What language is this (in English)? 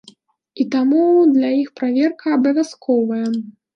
Belarusian